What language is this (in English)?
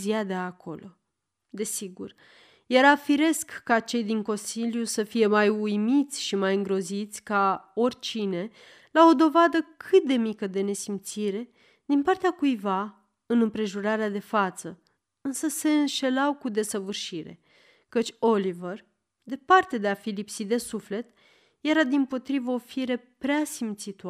Romanian